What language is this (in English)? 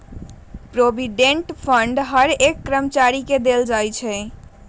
Magahi